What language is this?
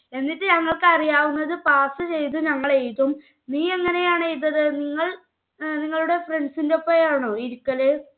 Malayalam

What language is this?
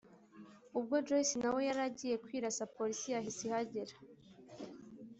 Kinyarwanda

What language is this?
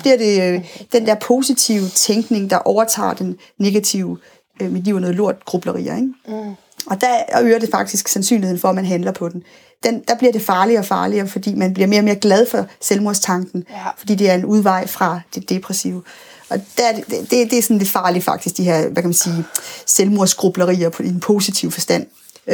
Danish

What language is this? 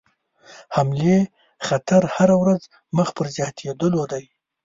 Pashto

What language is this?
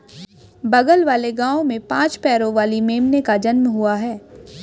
Hindi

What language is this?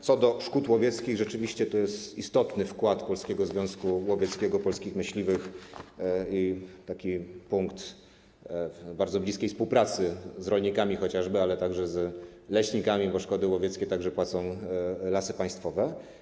Polish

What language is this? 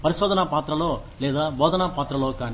Telugu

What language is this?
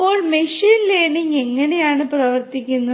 Malayalam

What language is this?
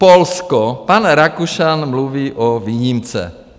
Czech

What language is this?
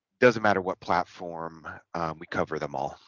English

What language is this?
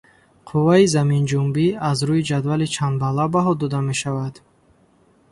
Tajik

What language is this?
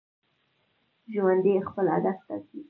Pashto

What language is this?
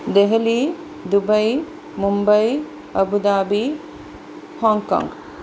Sanskrit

